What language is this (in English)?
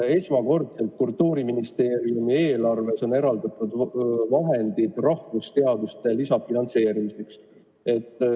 Estonian